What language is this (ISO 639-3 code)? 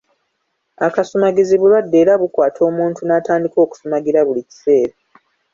lug